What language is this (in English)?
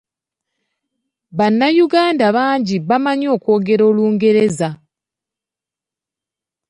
Ganda